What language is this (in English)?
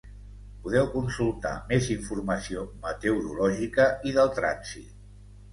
Catalan